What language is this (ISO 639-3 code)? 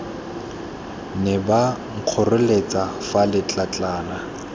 tsn